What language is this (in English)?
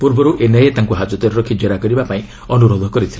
Odia